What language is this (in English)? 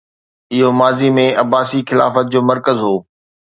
Sindhi